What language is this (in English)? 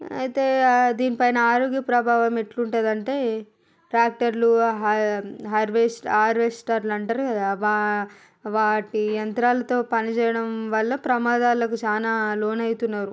Telugu